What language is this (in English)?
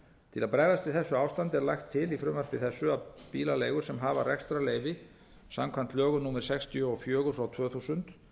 Icelandic